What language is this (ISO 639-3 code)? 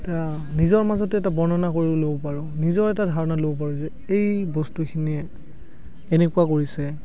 asm